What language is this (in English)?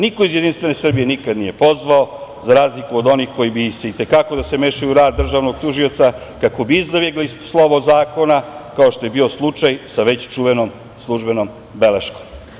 Serbian